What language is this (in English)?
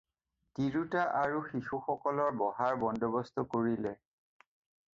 Assamese